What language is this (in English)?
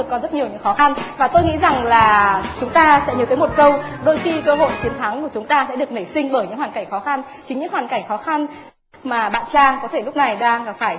Vietnamese